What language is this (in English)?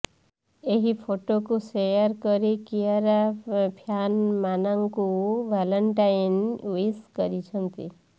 Odia